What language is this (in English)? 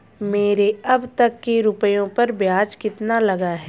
Hindi